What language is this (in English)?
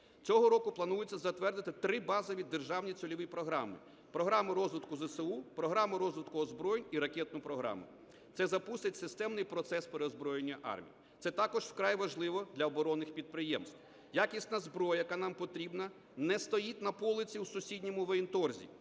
Ukrainian